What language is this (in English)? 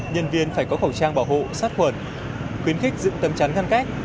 Vietnamese